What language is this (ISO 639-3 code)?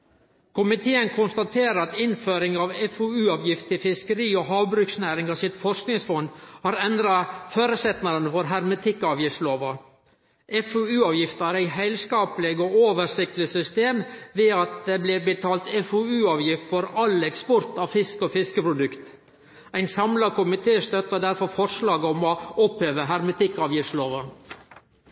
nno